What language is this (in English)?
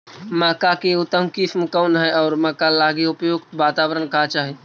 Magahi